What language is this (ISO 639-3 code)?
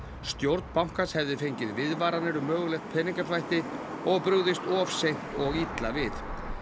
isl